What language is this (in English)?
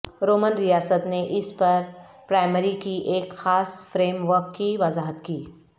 Urdu